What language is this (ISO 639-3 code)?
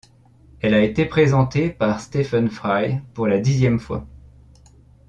fra